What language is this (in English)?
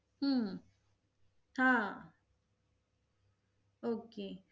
Marathi